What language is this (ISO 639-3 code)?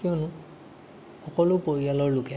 asm